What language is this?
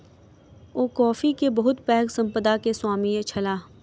Maithili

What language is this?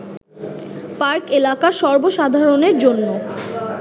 Bangla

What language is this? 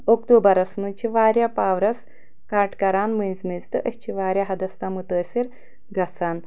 Kashmiri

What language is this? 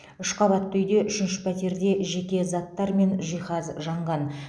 Kazakh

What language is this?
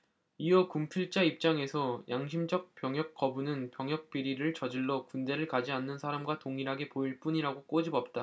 Korean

